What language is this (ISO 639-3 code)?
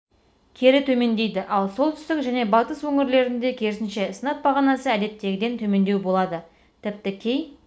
kaz